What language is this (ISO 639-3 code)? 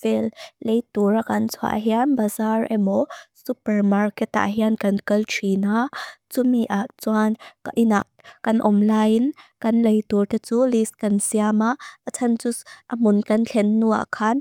lus